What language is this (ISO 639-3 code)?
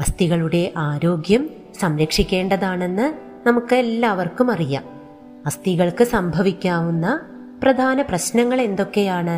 mal